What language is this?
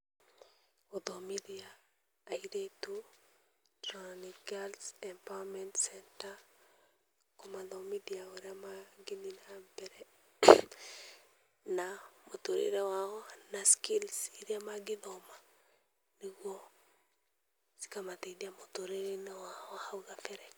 Kikuyu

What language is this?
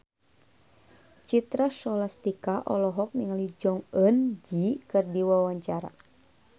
Sundanese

